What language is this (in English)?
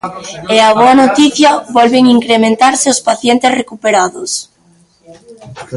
Galician